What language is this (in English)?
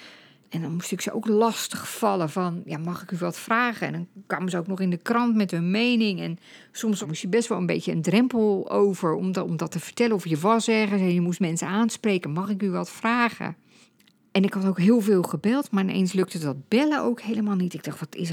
Dutch